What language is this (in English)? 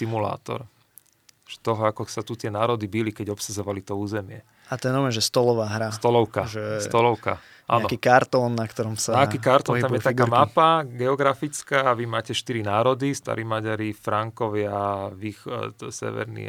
Slovak